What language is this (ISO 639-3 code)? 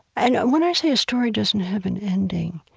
eng